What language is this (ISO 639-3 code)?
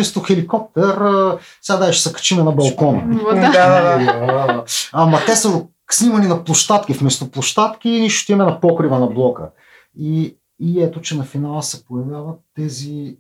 bul